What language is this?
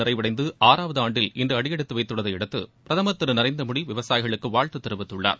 Tamil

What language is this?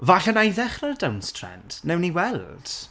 Welsh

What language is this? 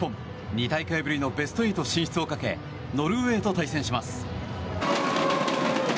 Japanese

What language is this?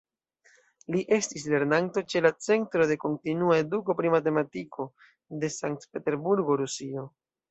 Esperanto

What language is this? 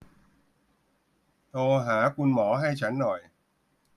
Thai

